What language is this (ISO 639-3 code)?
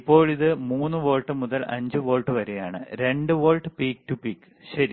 mal